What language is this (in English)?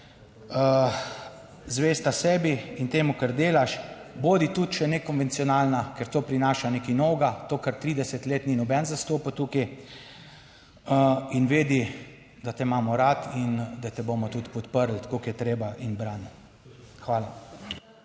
Slovenian